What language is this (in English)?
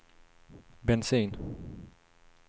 Swedish